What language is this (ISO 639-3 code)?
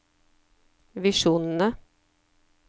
nor